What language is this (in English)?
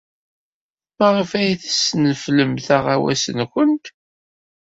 Kabyle